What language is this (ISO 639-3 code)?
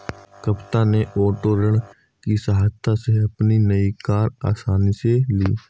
hin